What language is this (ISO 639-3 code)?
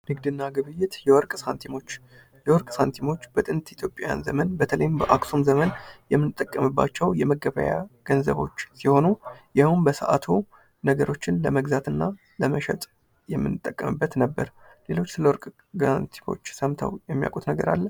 amh